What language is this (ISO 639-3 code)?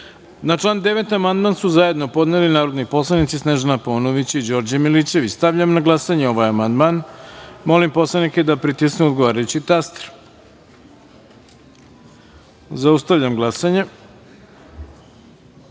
srp